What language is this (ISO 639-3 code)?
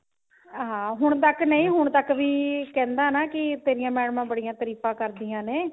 pan